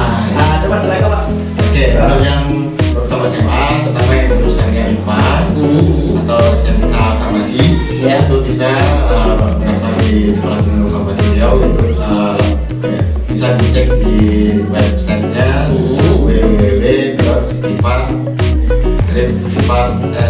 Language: Indonesian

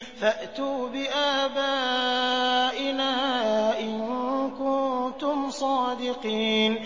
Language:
Arabic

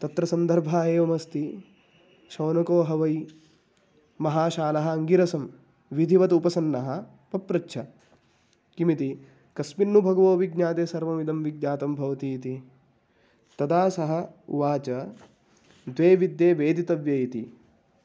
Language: Sanskrit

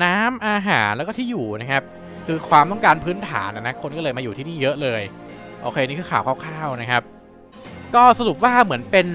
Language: Thai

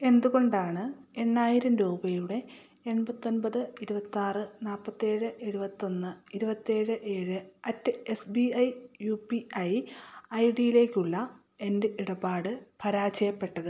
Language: Malayalam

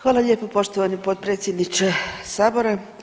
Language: Croatian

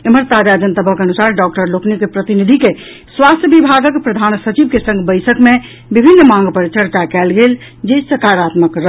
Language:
Maithili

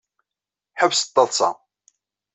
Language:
Kabyle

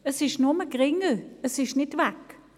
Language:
Swiss German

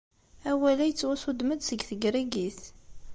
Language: Kabyle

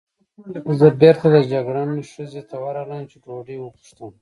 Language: Pashto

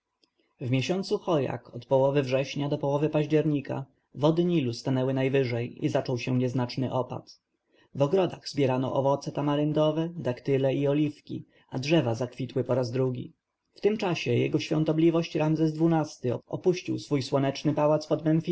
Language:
Polish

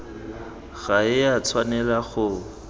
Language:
Tswana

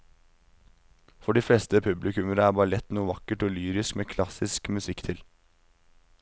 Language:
Norwegian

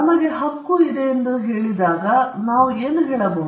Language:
Kannada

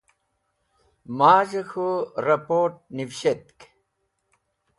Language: Wakhi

